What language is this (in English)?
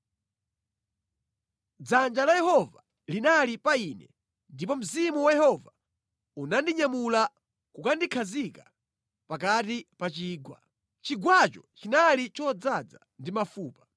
Nyanja